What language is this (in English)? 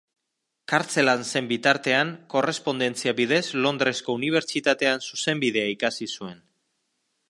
Basque